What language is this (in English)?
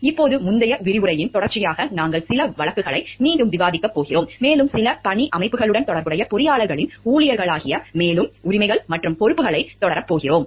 Tamil